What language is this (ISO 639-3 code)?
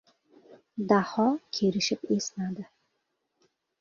uzb